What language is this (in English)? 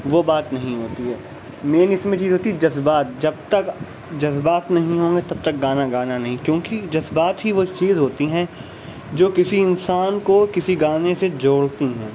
Urdu